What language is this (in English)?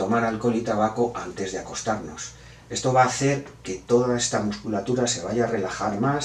Spanish